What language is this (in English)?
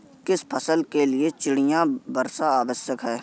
Hindi